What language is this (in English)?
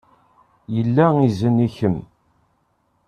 Kabyle